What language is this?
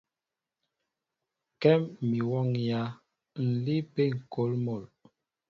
Mbo (Cameroon)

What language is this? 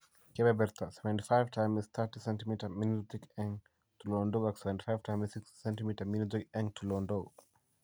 Kalenjin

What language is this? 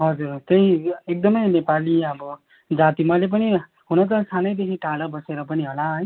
Nepali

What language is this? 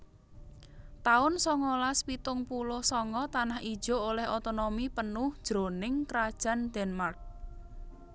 Javanese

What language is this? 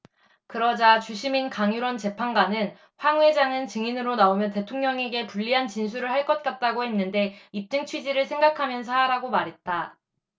Korean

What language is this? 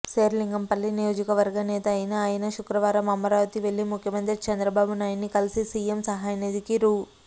Telugu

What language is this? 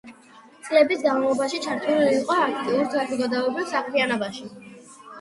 Georgian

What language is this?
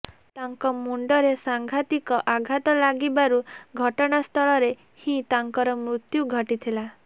Odia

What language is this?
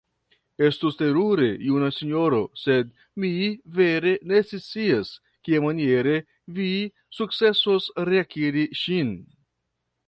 Esperanto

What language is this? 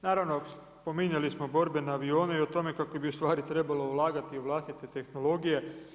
Croatian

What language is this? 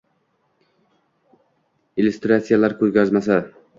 Uzbek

